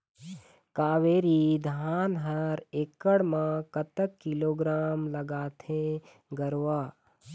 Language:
Chhattisgarhi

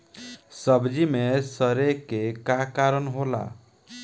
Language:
Bhojpuri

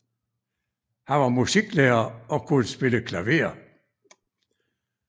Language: Danish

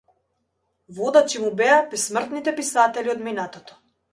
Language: Macedonian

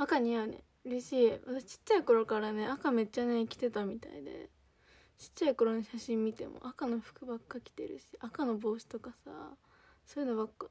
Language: Japanese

